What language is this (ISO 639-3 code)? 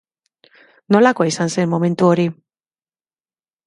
eus